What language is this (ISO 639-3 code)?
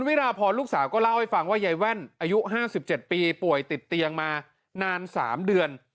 tha